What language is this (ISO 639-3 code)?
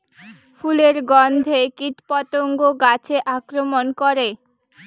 ben